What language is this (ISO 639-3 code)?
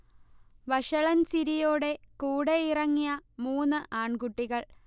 mal